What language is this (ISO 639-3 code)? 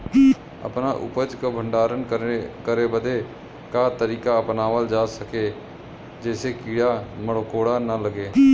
bho